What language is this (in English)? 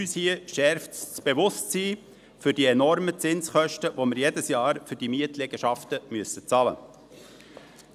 Swiss German